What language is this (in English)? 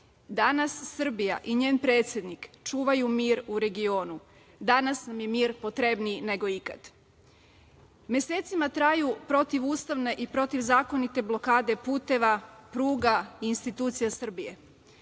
Serbian